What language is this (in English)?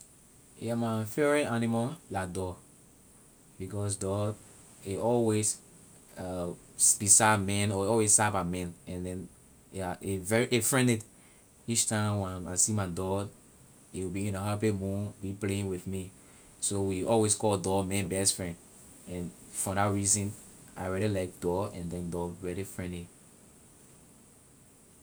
Liberian English